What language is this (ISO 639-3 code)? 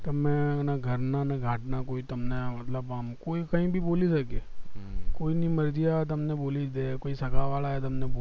guj